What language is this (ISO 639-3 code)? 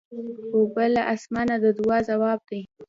pus